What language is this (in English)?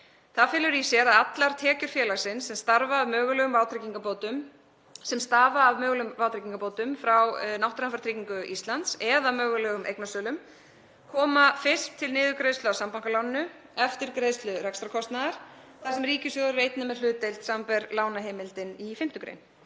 Icelandic